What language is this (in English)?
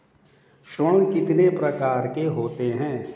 Hindi